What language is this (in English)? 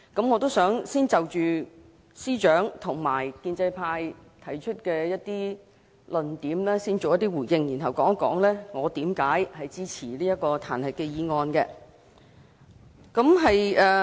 Cantonese